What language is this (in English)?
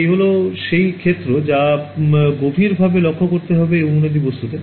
Bangla